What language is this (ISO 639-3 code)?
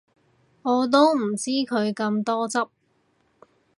yue